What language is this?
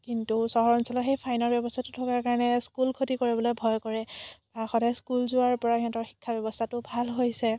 Assamese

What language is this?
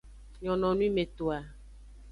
Aja (Benin)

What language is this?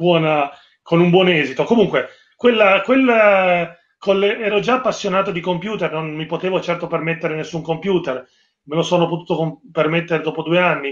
Italian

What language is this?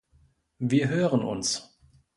German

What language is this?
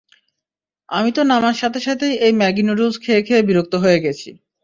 Bangla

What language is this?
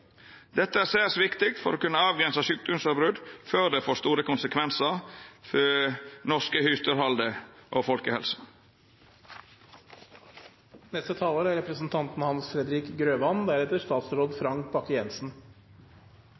Norwegian Nynorsk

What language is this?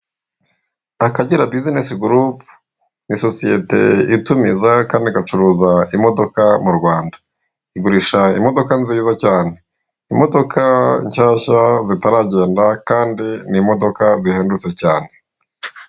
Kinyarwanda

